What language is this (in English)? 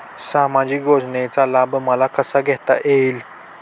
Marathi